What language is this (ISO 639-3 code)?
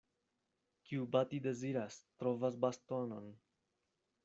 epo